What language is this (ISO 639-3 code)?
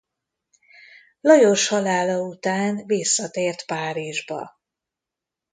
hun